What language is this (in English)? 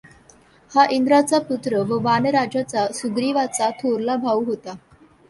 Marathi